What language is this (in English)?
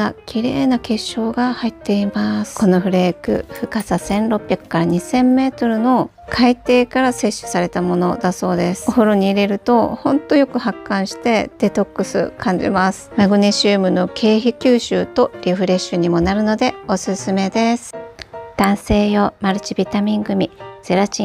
Japanese